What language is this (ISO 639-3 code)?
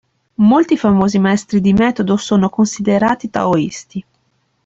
ita